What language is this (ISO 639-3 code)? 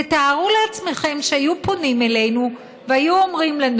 heb